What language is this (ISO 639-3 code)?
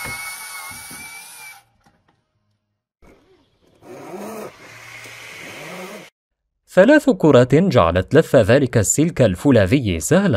ara